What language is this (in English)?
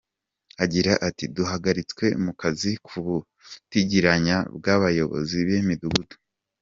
Kinyarwanda